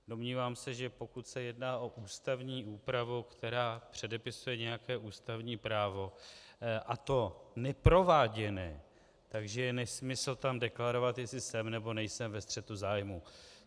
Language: Czech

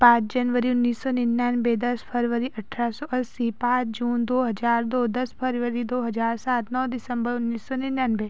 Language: Hindi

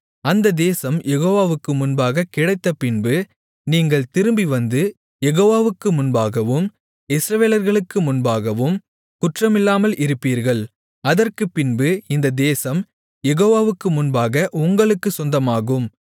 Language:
Tamil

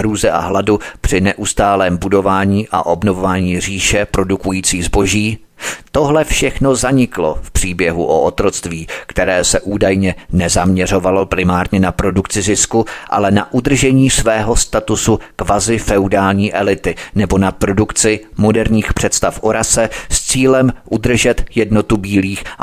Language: Czech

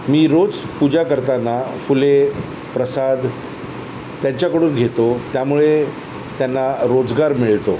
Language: Marathi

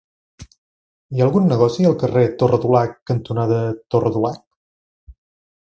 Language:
Catalan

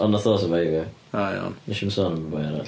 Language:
Welsh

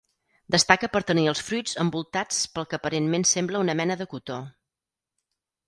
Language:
Catalan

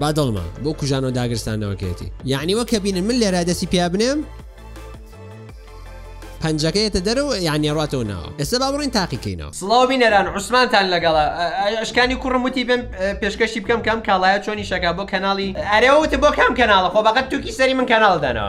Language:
Arabic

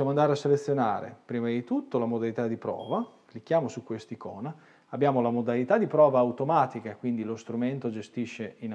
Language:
Italian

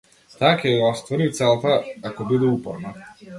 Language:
Macedonian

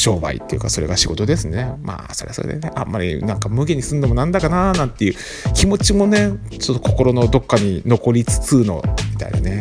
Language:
Japanese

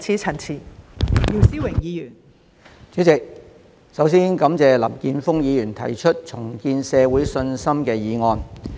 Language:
Cantonese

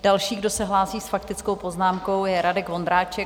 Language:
Czech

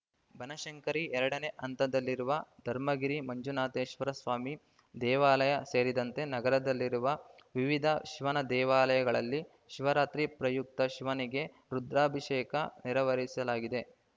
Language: Kannada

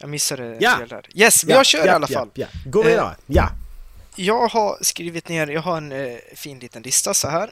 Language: Swedish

